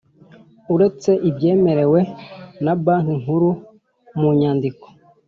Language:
Kinyarwanda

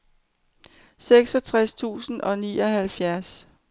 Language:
Danish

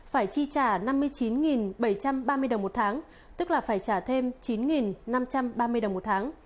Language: Vietnamese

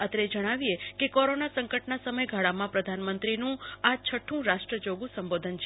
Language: Gujarati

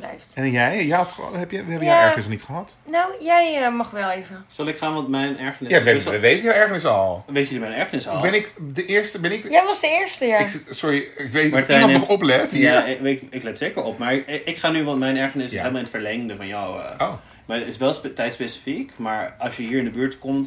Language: Dutch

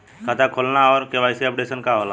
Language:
Bhojpuri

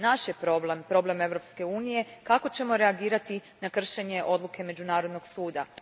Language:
Croatian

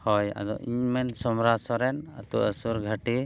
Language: Santali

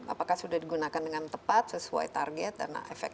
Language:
Indonesian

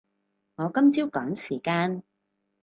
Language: Cantonese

